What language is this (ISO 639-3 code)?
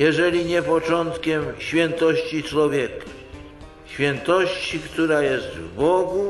pol